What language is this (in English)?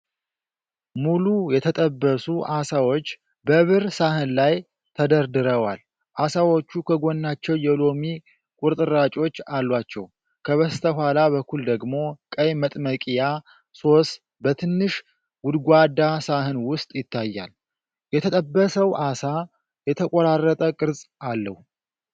Amharic